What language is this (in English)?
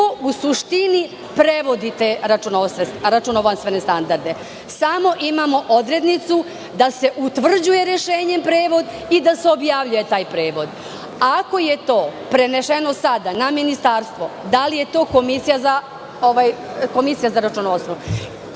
Serbian